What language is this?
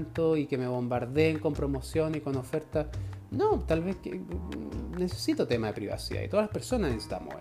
Spanish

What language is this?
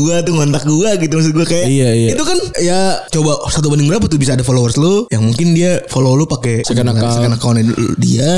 Indonesian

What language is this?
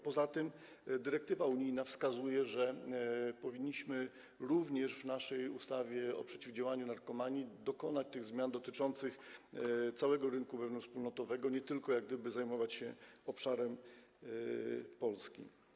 Polish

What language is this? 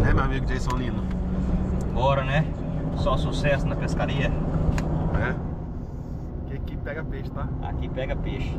Portuguese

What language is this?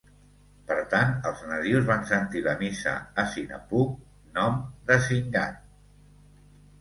Catalan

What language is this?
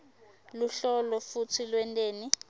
Swati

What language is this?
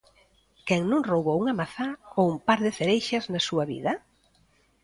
Galician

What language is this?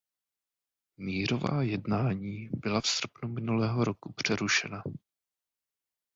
Czech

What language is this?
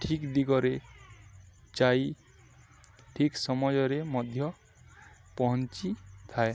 Odia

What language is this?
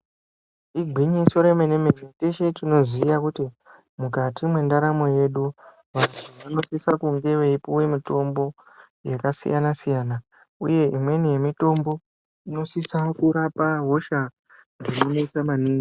Ndau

